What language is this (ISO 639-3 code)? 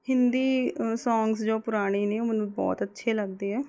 pan